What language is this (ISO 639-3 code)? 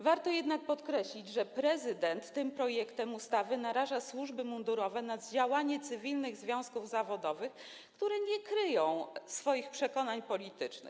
pol